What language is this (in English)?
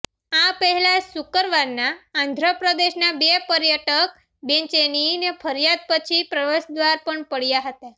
Gujarati